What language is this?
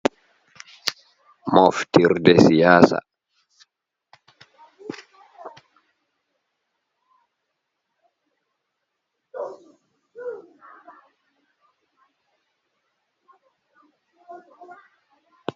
Fula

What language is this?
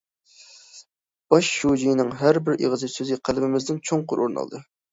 Uyghur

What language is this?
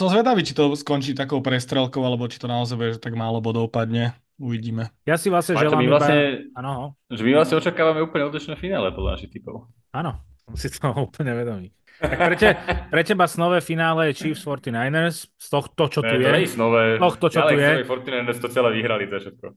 Slovak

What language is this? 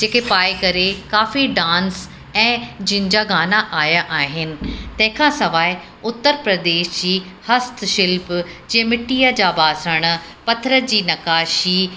Sindhi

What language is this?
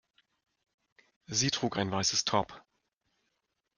German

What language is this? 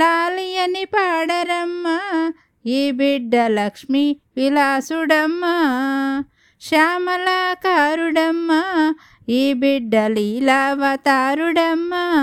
Telugu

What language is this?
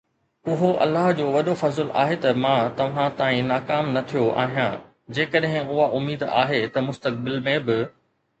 Sindhi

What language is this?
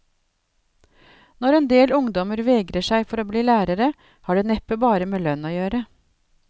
Norwegian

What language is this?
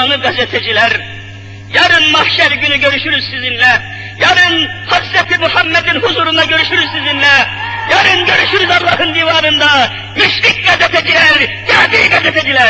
Turkish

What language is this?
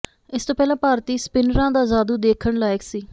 Punjabi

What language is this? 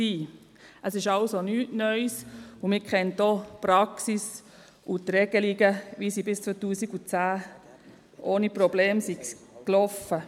Swiss German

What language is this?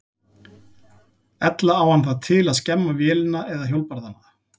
Icelandic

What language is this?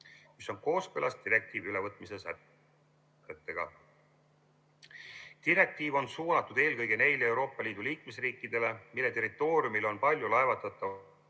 Estonian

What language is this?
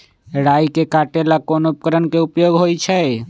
Magahi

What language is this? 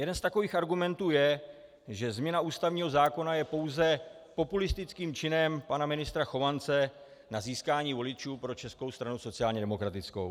Czech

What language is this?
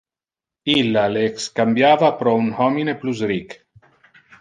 Interlingua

